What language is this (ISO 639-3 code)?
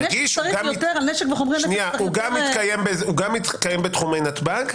heb